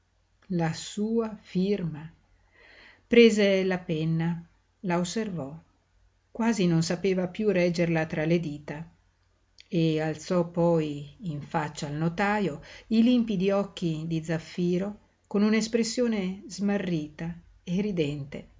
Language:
Italian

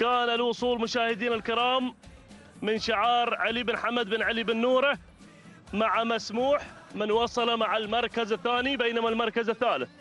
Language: Arabic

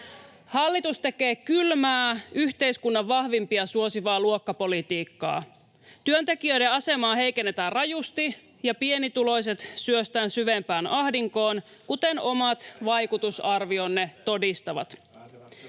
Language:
Finnish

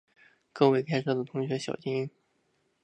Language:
Chinese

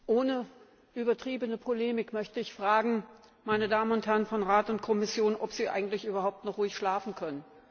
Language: German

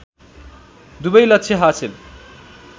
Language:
Nepali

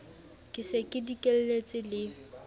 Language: Southern Sotho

